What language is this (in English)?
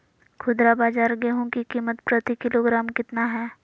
Magahi